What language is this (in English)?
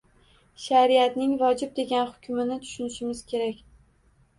Uzbek